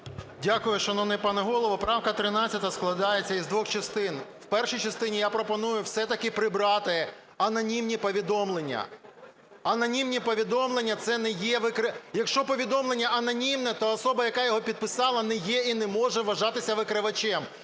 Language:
Ukrainian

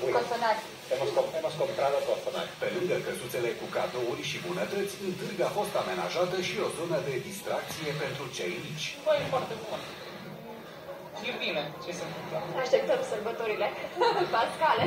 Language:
Romanian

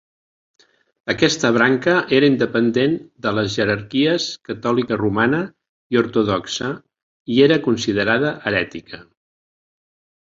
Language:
Catalan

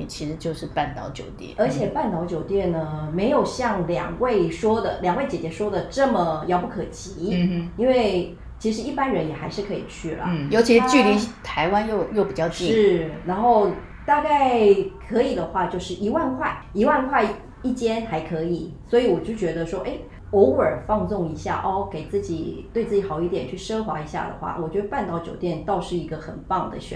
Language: Chinese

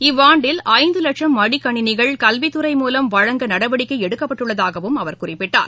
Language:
Tamil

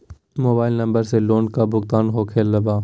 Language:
Magahi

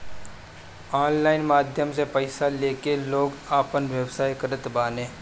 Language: Bhojpuri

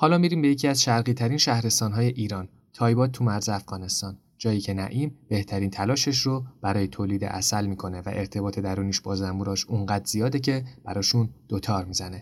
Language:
Persian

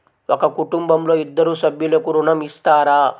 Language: Telugu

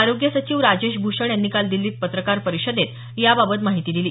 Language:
Marathi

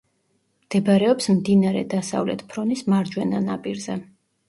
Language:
Georgian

